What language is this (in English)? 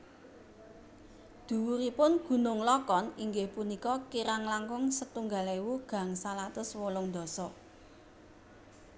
Javanese